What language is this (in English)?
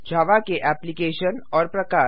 Hindi